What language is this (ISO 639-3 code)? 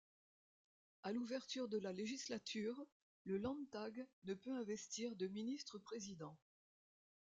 fra